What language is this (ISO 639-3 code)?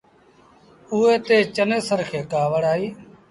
sbn